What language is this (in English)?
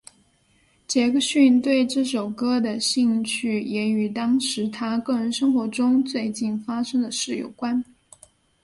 Chinese